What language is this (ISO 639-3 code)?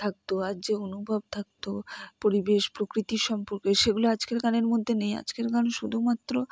ben